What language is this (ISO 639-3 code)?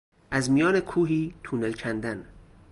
fas